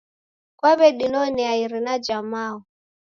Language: Taita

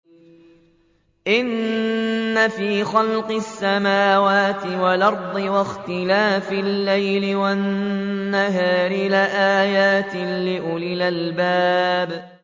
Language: Arabic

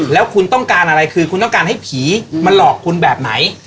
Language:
Thai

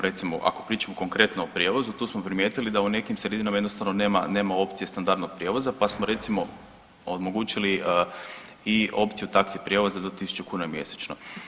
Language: Croatian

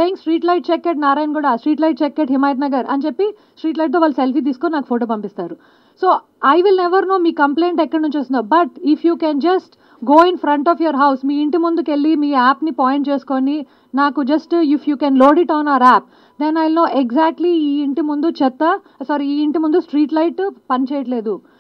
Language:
Telugu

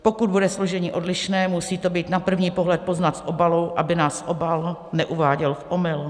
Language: Czech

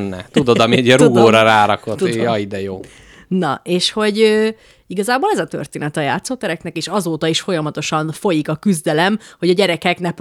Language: Hungarian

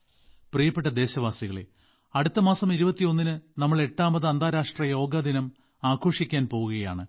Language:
Malayalam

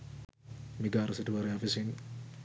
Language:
Sinhala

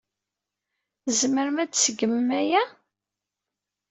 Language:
Kabyle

